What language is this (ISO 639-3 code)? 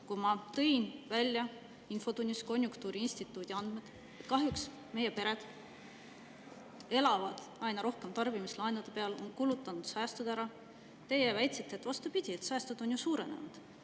est